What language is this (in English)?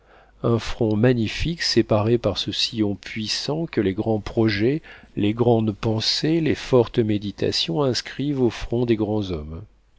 French